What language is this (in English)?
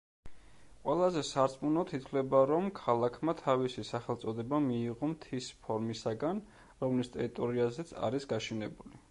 Georgian